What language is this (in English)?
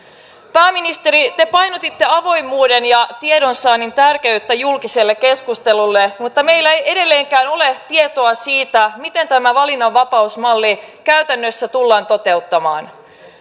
Finnish